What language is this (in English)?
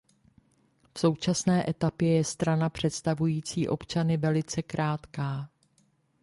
Czech